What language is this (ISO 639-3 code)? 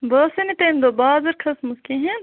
kas